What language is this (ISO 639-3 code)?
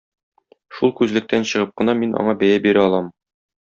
tat